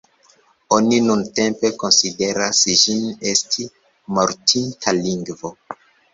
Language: Esperanto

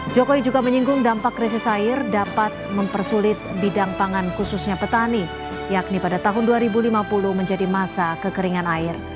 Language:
Indonesian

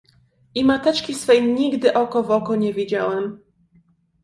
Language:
Polish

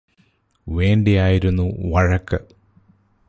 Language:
Malayalam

